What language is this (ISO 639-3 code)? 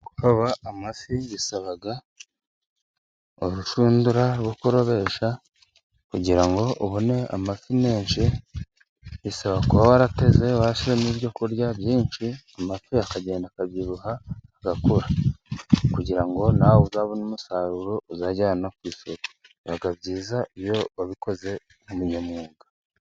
kin